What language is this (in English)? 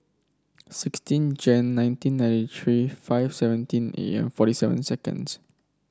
English